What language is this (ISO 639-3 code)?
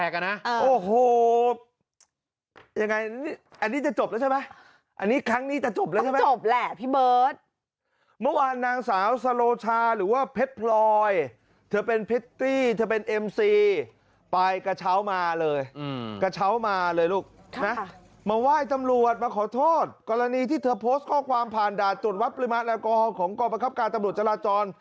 tha